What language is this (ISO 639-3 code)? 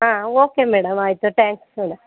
kan